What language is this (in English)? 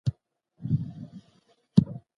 Pashto